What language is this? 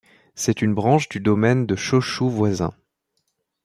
French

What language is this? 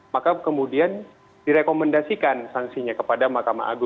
Indonesian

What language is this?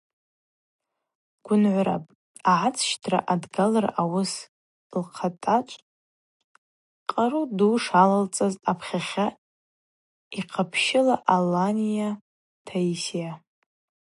Abaza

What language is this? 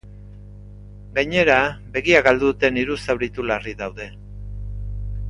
Basque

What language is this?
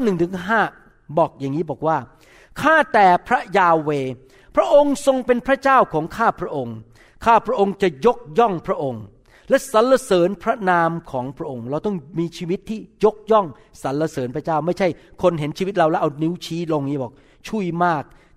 Thai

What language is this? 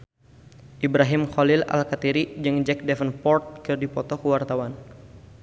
Sundanese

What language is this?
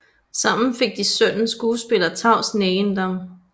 Danish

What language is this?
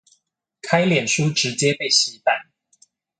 Chinese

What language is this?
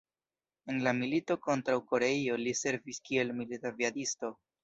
Esperanto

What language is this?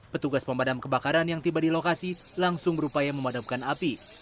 Indonesian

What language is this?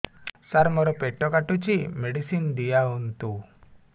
Odia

